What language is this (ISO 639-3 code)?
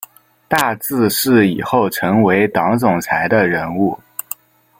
zho